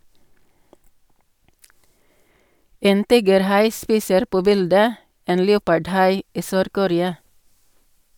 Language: Norwegian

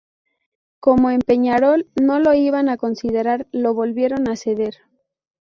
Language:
Spanish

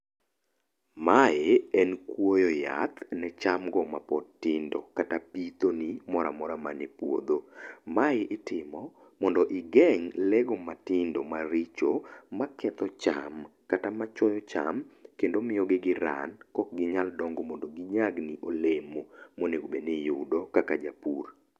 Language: Luo (Kenya and Tanzania)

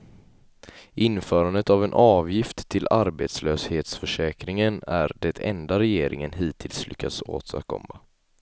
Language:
Swedish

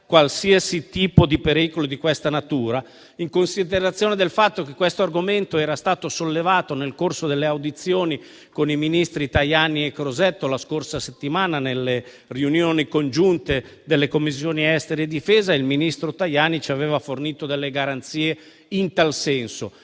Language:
Italian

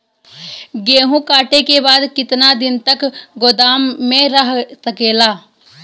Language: Bhojpuri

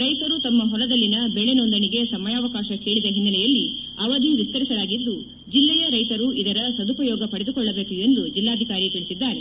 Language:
Kannada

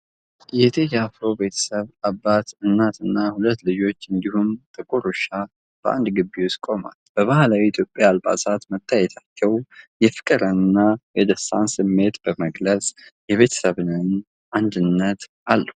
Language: Amharic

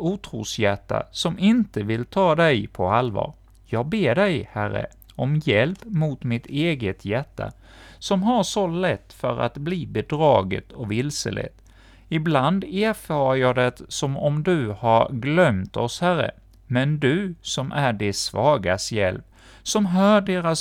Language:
Swedish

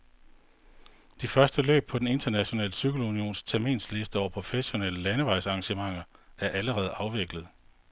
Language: Danish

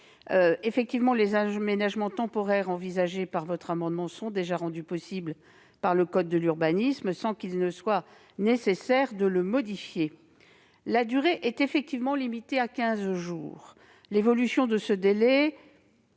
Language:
French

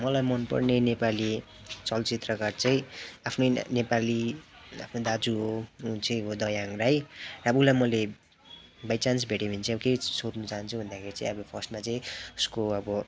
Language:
Nepali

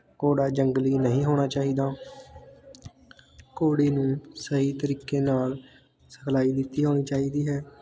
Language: Punjabi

